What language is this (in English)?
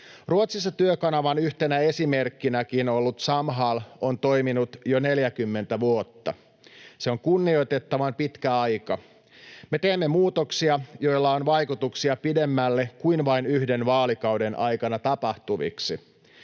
Finnish